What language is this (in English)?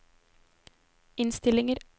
Norwegian